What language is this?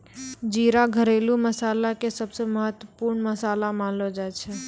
Maithili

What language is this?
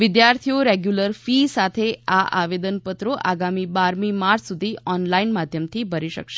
Gujarati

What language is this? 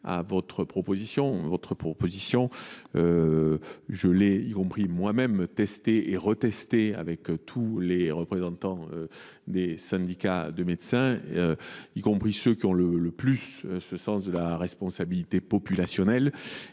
French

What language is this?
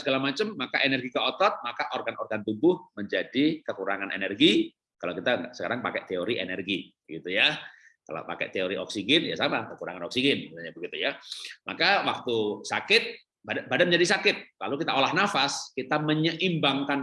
Indonesian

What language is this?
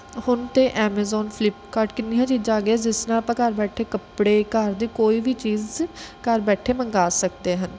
Punjabi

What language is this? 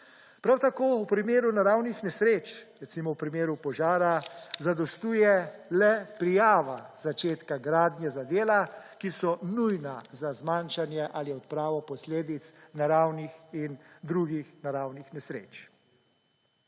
Slovenian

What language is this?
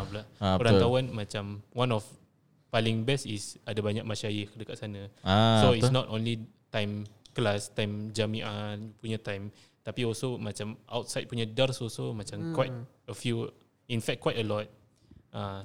Malay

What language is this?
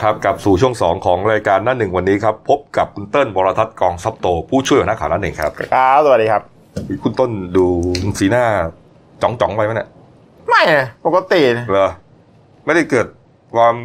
Thai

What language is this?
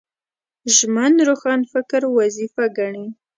Pashto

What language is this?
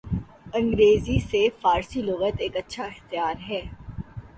Urdu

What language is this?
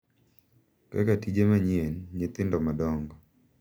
Luo (Kenya and Tanzania)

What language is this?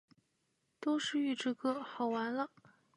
Chinese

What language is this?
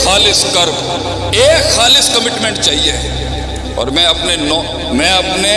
Urdu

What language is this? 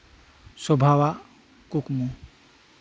Santali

